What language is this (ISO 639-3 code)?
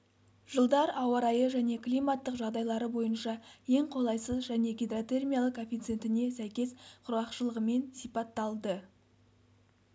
kaz